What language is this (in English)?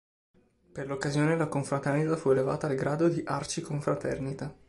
Italian